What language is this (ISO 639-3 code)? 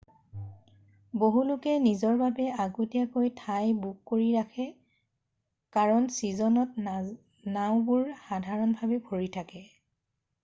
asm